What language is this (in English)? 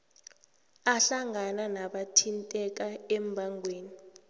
South Ndebele